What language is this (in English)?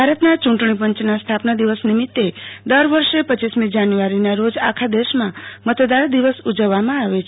Gujarati